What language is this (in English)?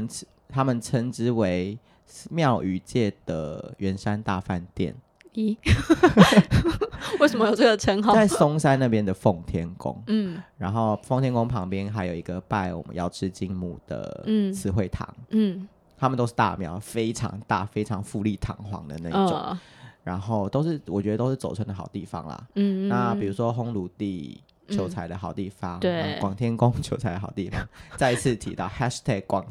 Chinese